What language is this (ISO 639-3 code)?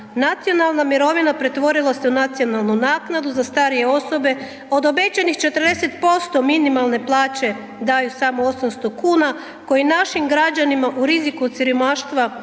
hrv